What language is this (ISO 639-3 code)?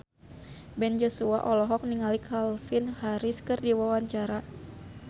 sun